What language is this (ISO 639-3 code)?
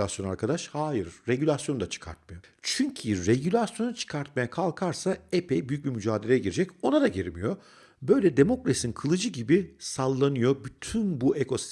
tur